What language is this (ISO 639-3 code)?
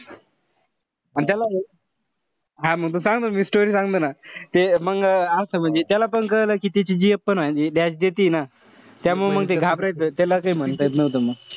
mar